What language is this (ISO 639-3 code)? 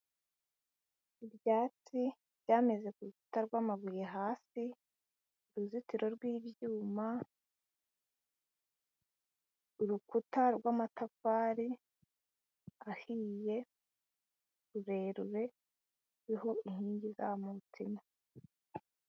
kin